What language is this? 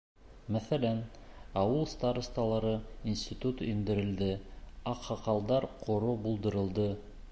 Bashkir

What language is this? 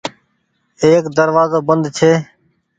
Goaria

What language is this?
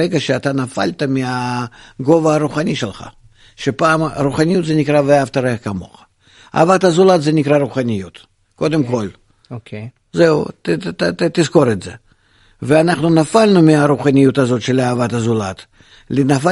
Hebrew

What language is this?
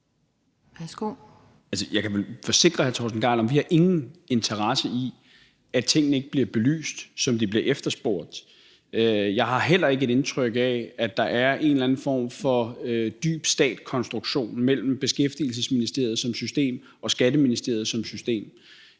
Danish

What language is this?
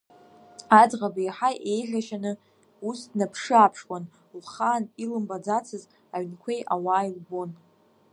Abkhazian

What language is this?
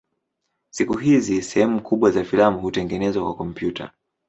Swahili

